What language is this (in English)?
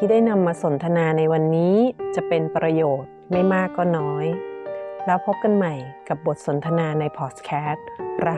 Thai